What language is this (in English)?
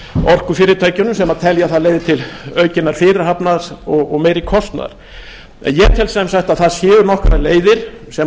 Icelandic